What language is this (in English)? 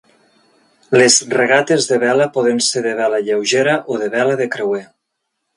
Catalan